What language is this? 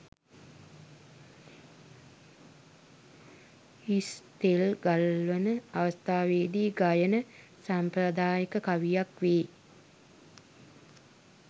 Sinhala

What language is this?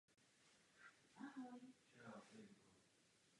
Czech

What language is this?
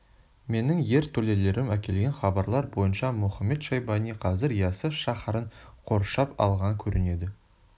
Kazakh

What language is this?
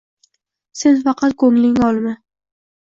Uzbek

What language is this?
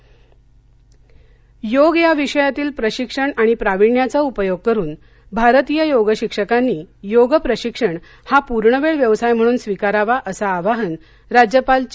Marathi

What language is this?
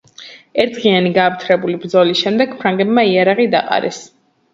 Georgian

